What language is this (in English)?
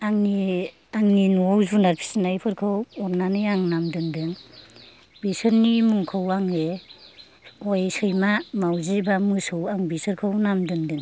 Bodo